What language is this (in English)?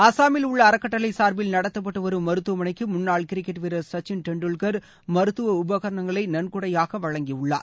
Tamil